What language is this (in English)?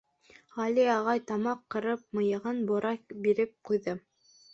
Bashkir